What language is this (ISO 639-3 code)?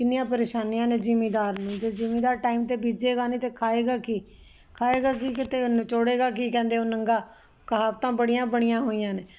pan